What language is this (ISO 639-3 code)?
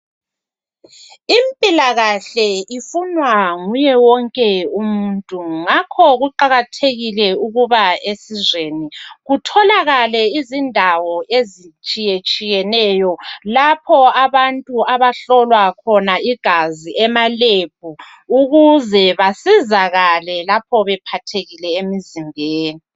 nde